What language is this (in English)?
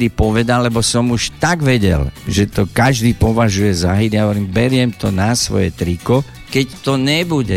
Slovak